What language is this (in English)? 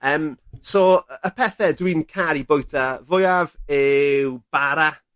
Welsh